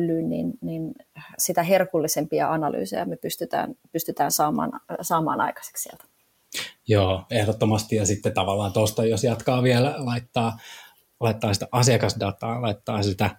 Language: Finnish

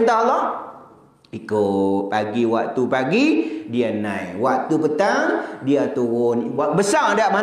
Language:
Malay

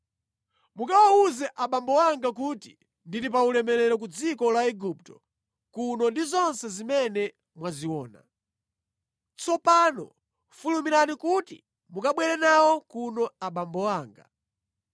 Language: Nyanja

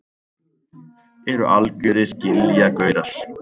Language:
Icelandic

